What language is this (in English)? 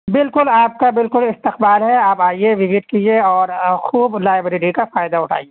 Urdu